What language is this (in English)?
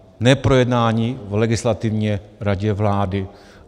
Czech